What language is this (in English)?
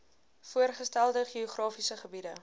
Afrikaans